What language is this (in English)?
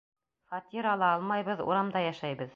Bashkir